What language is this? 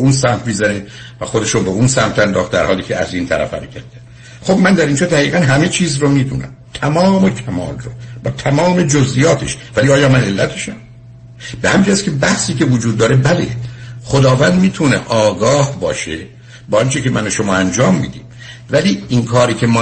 Persian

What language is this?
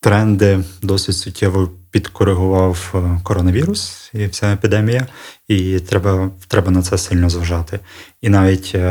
Ukrainian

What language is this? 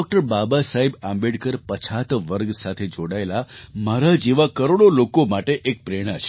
Gujarati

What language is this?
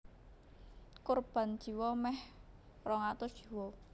Javanese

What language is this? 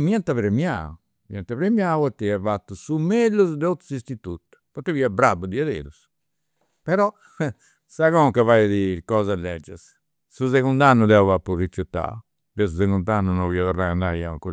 Campidanese Sardinian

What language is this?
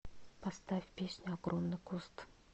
Russian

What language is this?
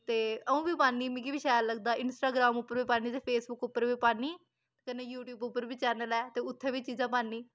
Dogri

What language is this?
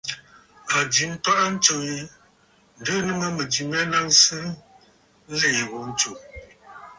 Bafut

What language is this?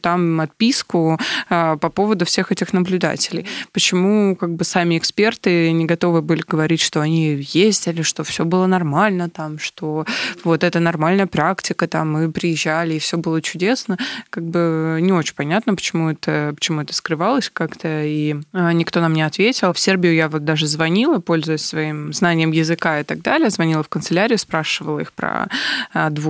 Russian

